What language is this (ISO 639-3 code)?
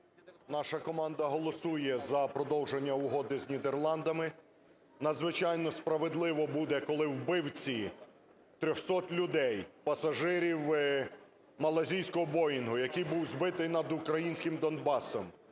ukr